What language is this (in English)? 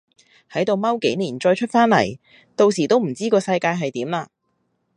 Cantonese